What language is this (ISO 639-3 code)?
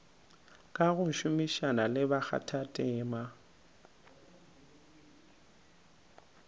nso